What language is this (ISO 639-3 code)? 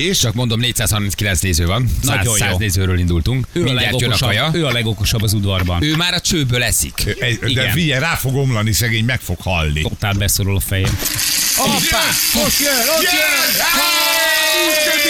hun